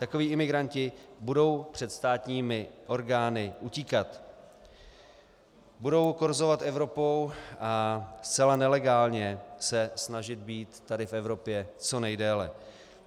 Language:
Czech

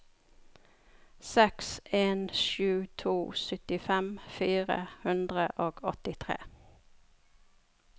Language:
Norwegian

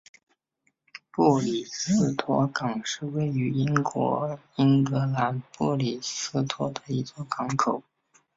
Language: Chinese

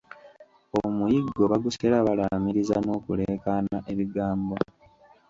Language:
Ganda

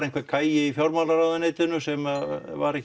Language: Icelandic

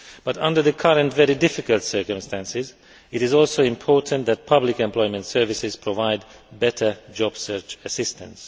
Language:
English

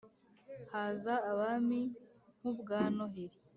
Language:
Kinyarwanda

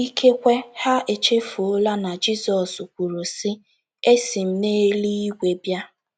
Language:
Igbo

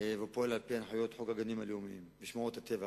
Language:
Hebrew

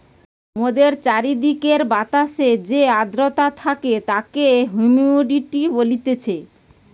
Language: Bangla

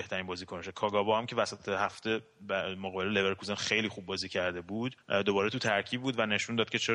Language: Persian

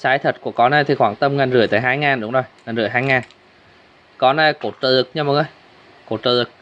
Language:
Vietnamese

